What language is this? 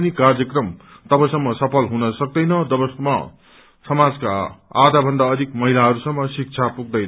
Nepali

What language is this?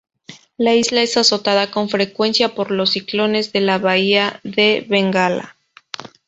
Spanish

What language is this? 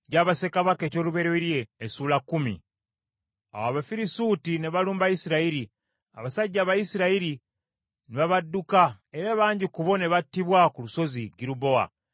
Ganda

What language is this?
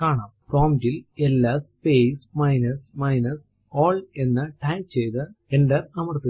Malayalam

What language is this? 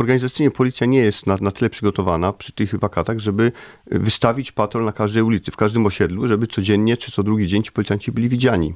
Polish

